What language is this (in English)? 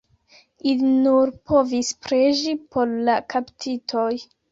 Esperanto